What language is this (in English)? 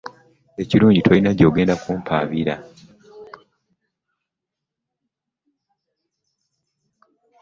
Ganda